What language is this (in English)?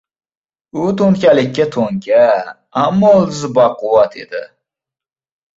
Uzbek